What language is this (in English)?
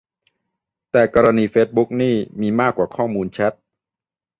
Thai